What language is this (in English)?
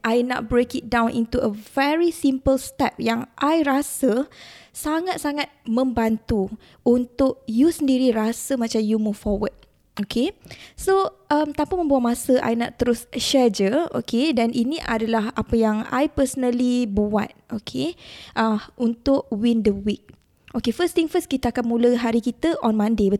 Malay